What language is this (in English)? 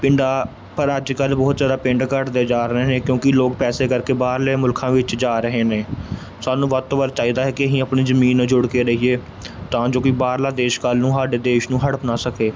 Punjabi